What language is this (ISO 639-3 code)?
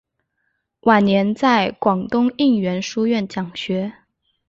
zho